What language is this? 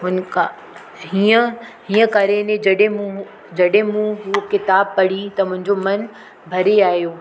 Sindhi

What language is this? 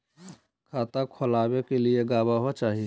Magahi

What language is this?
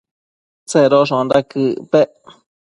Matsés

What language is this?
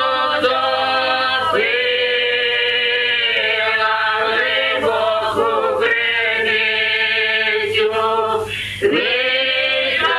Ukrainian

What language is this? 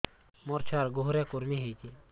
Odia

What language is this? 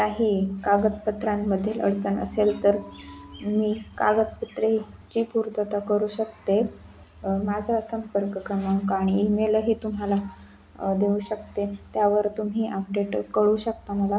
Marathi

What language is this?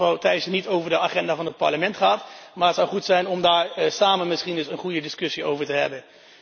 Dutch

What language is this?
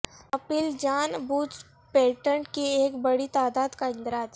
Urdu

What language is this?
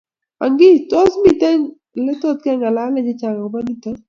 Kalenjin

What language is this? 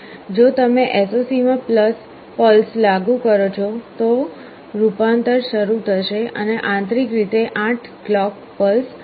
Gujarati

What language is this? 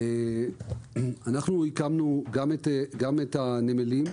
Hebrew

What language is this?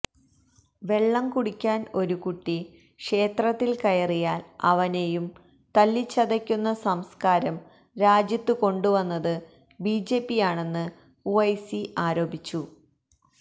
Malayalam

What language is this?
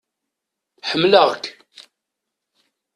Kabyle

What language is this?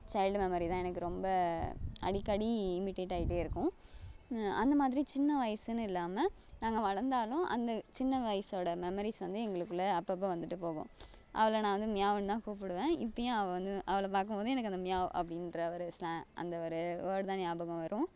Tamil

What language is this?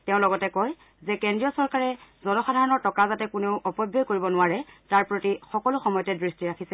Assamese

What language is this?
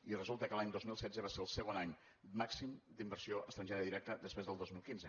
Catalan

